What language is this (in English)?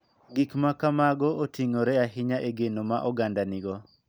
Luo (Kenya and Tanzania)